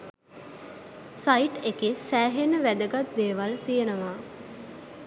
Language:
Sinhala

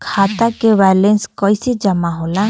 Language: Bhojpuri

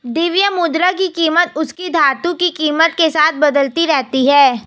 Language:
Hindi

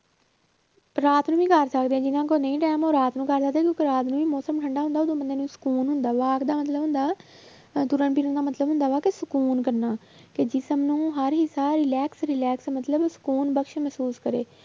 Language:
Punjabi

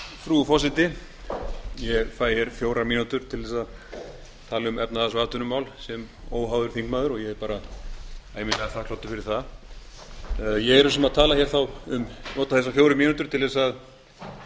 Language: Icelandic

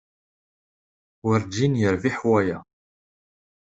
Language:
Kabyle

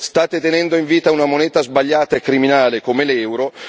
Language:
Italian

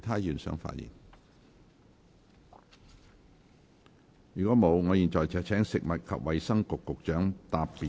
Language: Cantonese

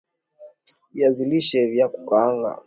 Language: Swahili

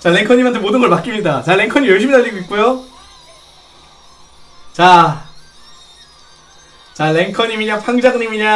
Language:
Korean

